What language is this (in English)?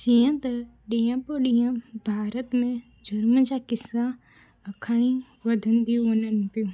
Sindhi